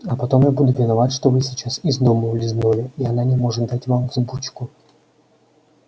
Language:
Russian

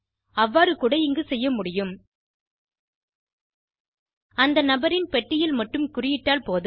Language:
Tamil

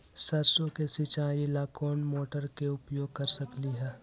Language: Magahi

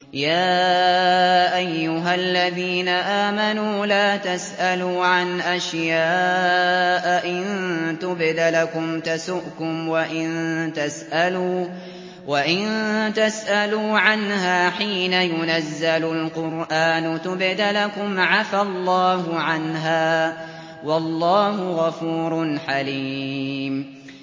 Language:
Arabic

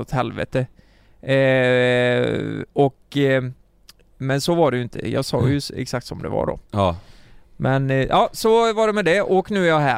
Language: Swedish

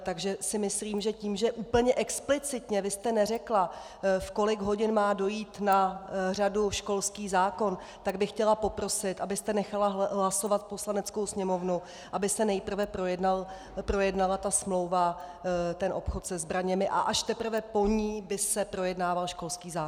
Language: Czech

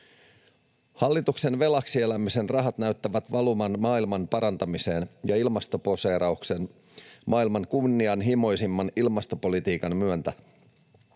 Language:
Finnish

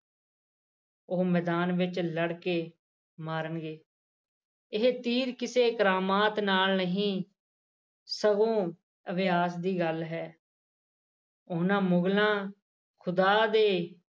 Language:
Punjabi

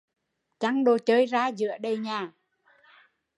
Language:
Vietnamese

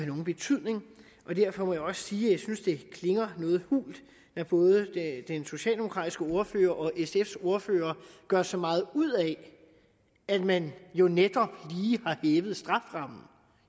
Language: Danish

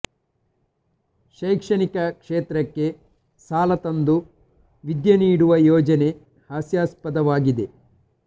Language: Kannada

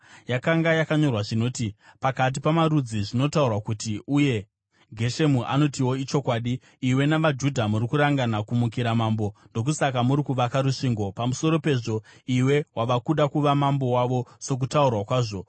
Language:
Shona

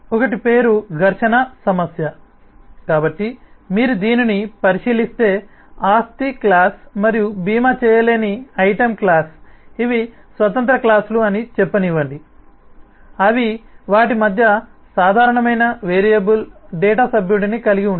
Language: Telugu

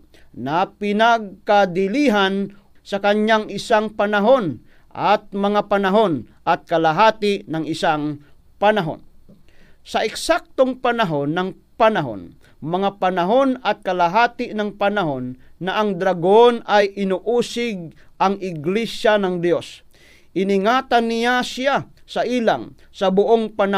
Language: Filipino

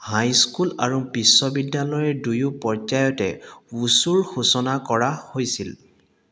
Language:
Assamese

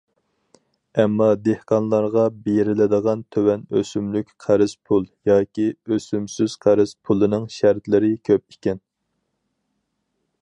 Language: Uyghur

